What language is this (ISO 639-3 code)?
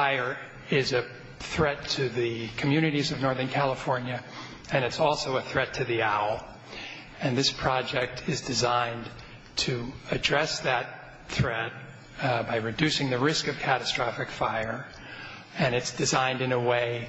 eng